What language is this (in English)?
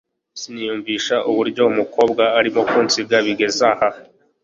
Kinyarwanda